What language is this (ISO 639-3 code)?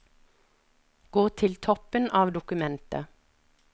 nor